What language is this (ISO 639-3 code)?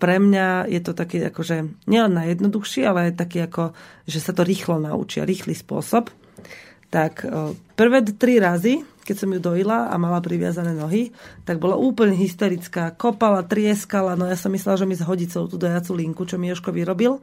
slk